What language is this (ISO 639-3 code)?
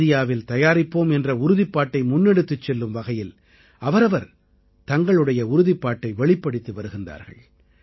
tam